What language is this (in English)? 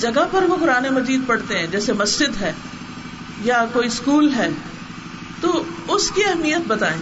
Urdu